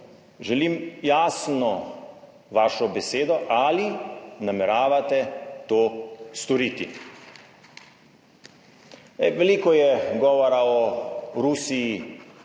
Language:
Slovenian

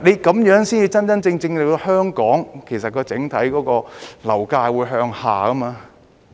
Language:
Cantonese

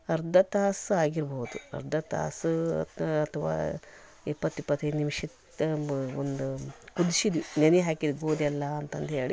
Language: Kannada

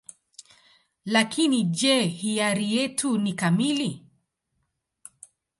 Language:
Swahili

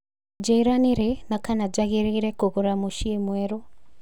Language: Kikuyu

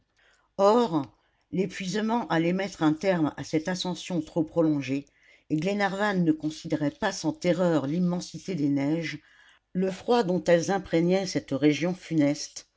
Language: French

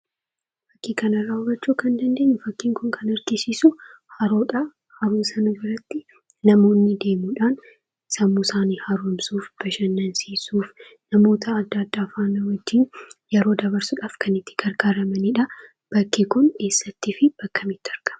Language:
Oromo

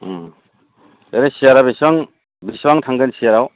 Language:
Bodo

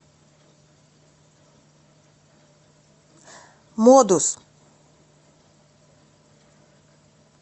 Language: Russian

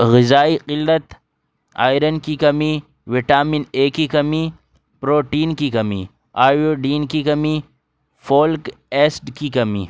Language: Urdu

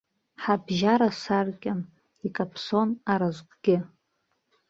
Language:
Abkhazian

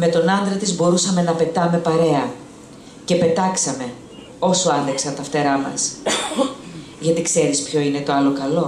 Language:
Greek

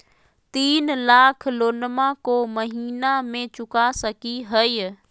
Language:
Magahi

